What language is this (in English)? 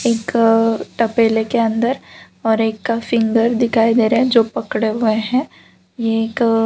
Hindi